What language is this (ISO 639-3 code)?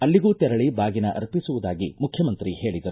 kan